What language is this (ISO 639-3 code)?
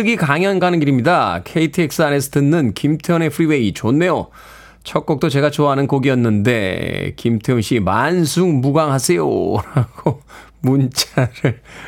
kor